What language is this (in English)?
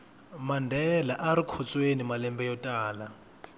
Tsonga